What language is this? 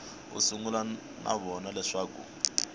Tsonga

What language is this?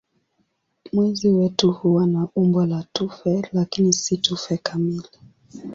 Swahili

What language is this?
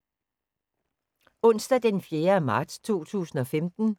Danish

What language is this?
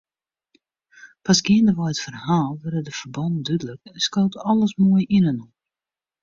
Western Frisian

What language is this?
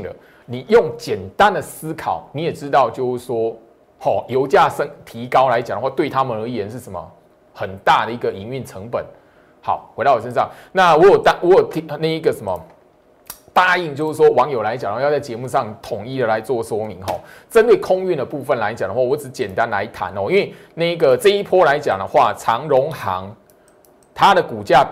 Chinese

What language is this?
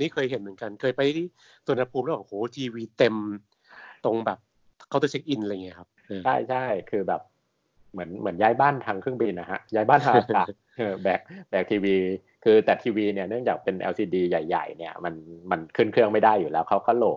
Thai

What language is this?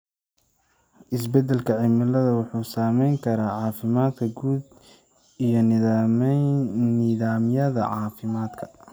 Somali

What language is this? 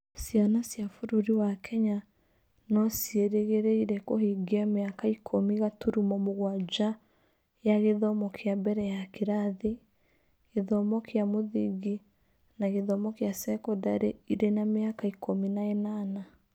Kikuyu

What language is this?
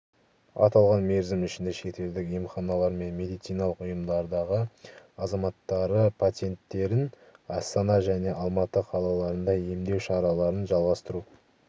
Kazakh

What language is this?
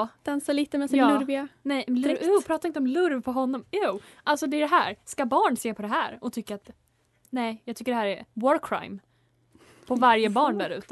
Swedish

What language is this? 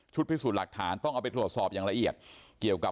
Thai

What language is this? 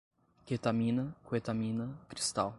Portuguese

